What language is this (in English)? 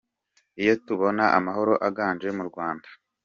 Kinyarwanda